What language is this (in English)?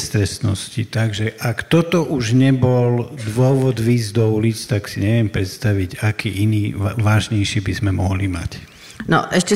Slovak